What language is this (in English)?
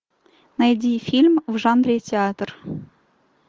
Russian